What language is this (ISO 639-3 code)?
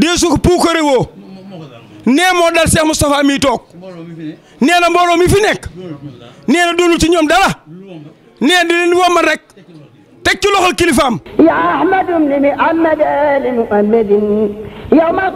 nld